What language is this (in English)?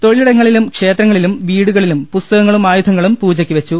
Malayalam